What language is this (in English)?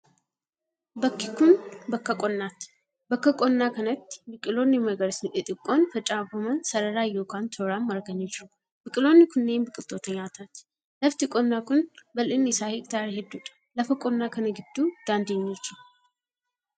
Oromo